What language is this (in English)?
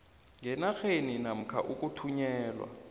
South Ndebele